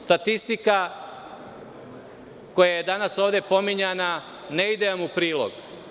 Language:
Serbian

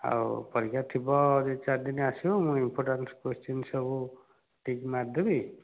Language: Odia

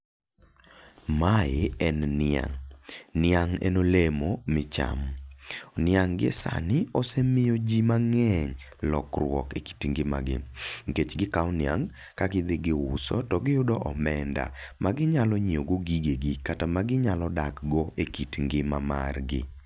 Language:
Luo (Kenya and Tanzania)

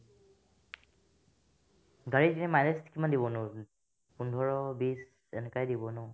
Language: Assamese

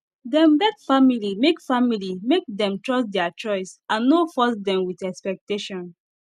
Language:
Nigerian Pidgin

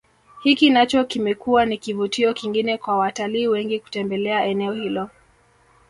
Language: Swahili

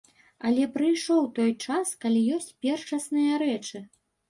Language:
Belarusian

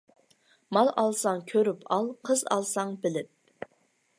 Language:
Uyghur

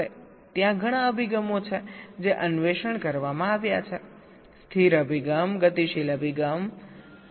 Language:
Gujarati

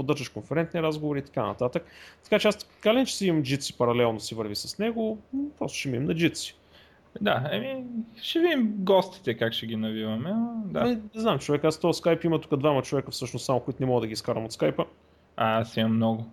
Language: Bulgarian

